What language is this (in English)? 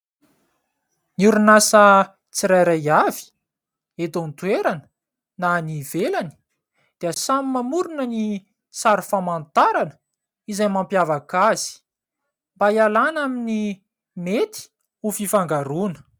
Malagasy